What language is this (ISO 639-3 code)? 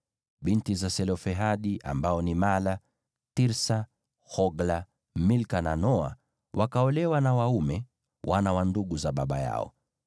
swa